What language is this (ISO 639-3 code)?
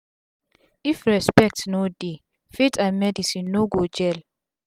pcm